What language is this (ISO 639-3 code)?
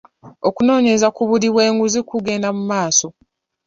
lug